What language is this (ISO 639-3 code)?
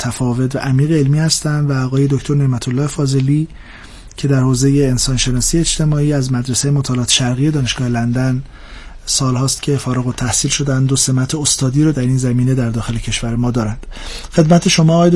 fas